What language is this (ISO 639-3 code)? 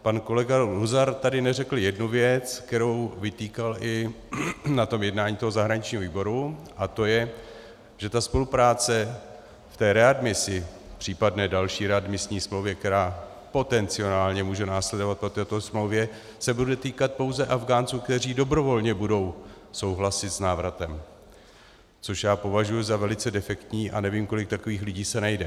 ces